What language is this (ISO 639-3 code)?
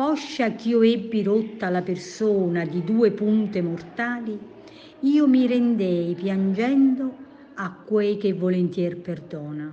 ita